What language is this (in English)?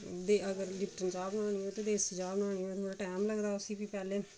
Dogri